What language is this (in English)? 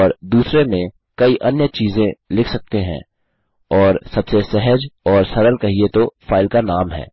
Hindi